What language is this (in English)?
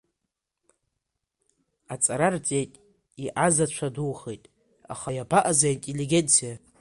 Abkhazian